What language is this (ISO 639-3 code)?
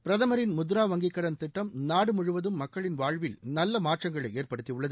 tam